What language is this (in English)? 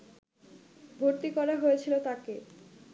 Bangla